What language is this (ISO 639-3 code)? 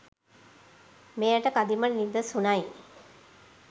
sin